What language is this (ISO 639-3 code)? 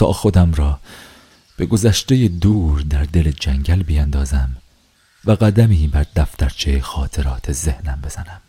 fas